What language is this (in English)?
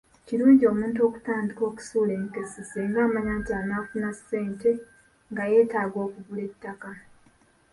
Ganda